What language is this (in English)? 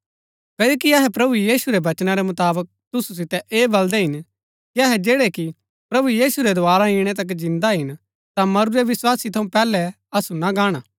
Gaddi